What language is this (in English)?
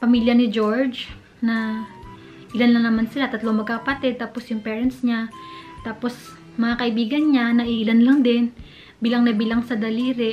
Filipino